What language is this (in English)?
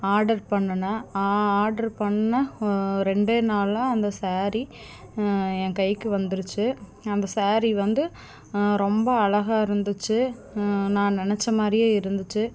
Tamil